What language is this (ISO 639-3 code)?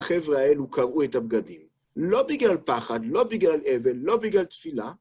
heb